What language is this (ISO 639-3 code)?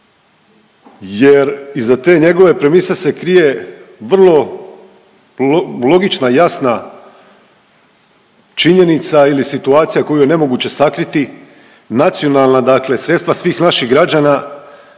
hrv